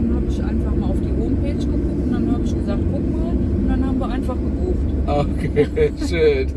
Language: German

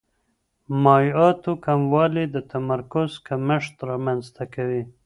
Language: Pashto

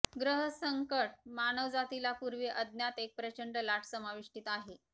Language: Marathi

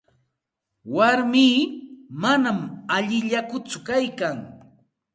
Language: Santa Ana de Tusi Pasco Quechua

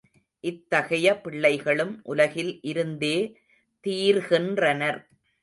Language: Tamil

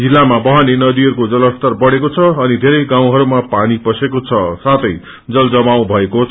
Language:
Nepali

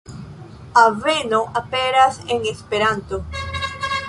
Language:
Esperanto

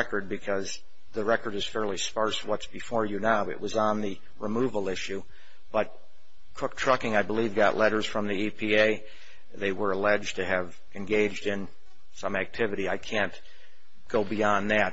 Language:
English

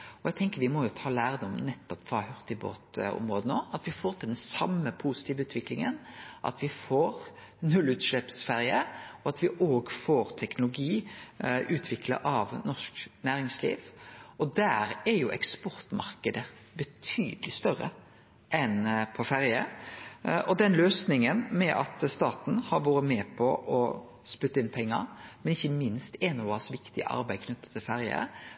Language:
Norwegian Nynorsk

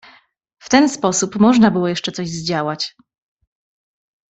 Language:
Polish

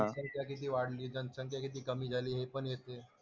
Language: Marathi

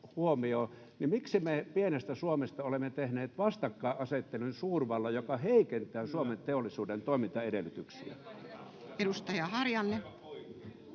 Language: Finnish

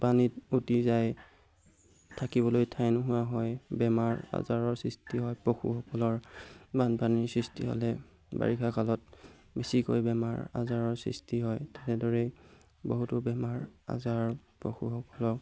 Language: Assamese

